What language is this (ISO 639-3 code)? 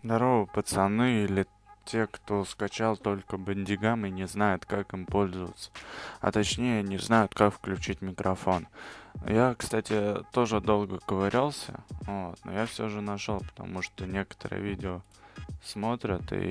rus